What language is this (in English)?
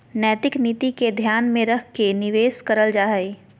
Magahi